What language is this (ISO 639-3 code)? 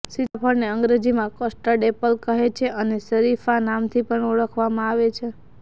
guj